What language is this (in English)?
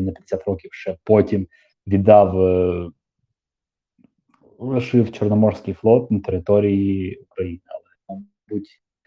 Ukrainian